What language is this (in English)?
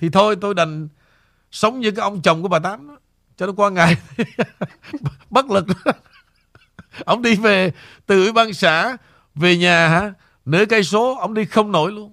Vietnamese